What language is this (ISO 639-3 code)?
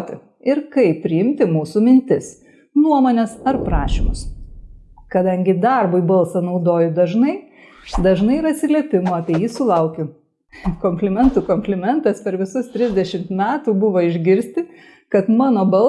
lit